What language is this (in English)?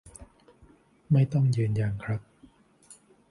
Thai